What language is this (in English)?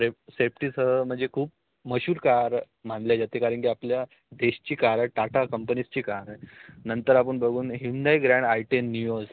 Marathi